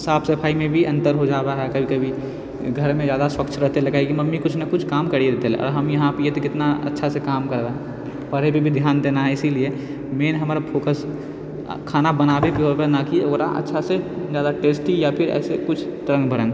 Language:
Maithili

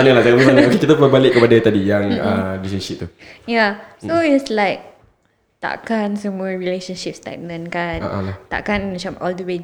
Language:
Malay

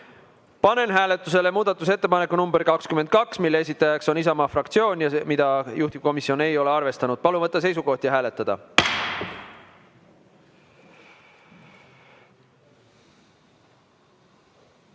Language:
Estonian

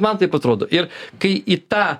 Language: Lithuanian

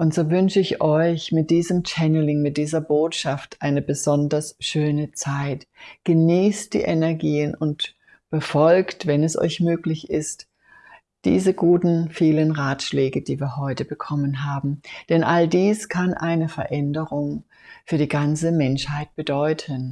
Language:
German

